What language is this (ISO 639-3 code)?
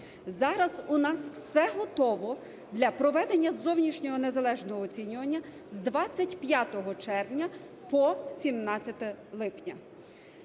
ukr